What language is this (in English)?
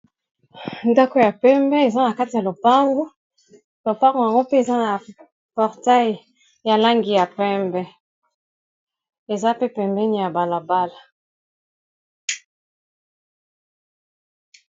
Lingala